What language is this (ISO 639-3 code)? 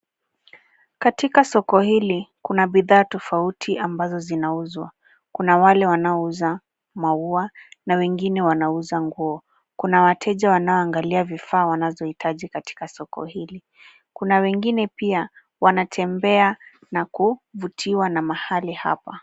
swa